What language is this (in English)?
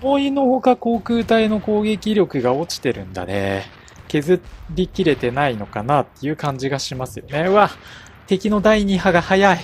Japanese